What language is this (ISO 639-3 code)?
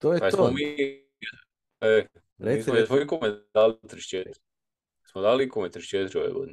hrv